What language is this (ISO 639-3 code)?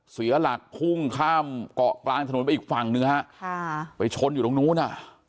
tha